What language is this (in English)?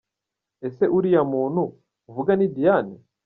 Kinyarwanda